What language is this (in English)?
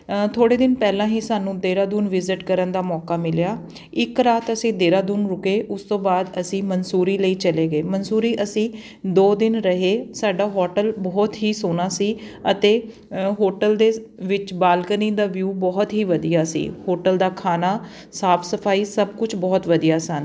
Punjabi